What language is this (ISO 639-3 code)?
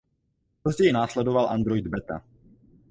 ces